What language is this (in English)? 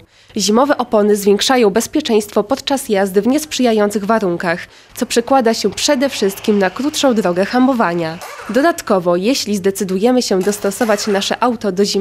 Polish